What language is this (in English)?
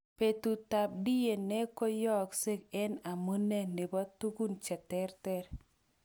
Kalenjin